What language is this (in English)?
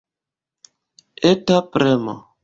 Esperanto